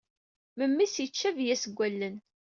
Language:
Kabyle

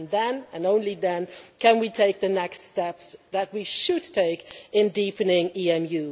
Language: English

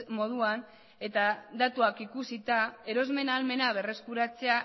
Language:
Basque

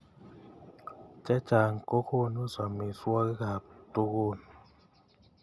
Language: Kalenjin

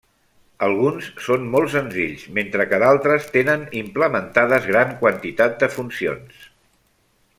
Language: Catalan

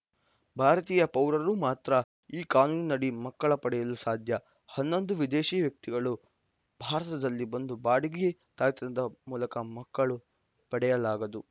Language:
Kannada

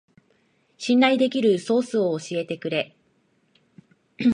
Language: Japanese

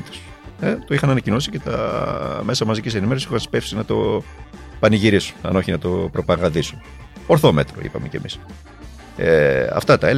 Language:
Greek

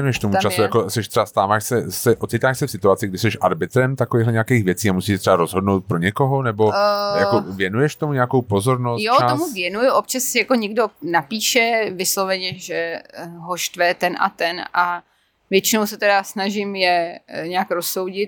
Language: Czech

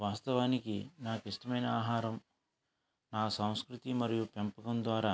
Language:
Telugu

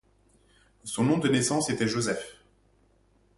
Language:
French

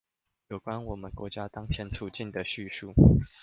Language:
Chinese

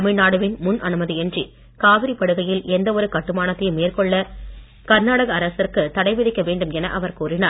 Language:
Tamil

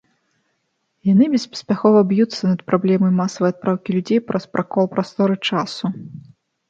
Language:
Belarusian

